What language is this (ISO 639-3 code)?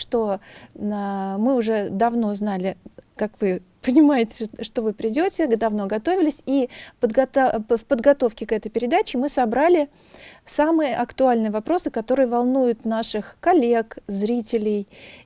rus